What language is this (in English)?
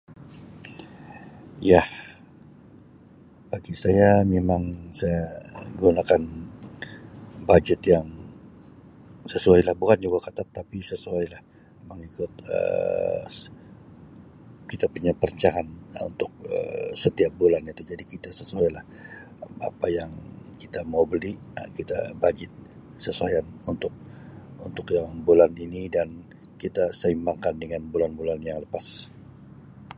Sabah Malay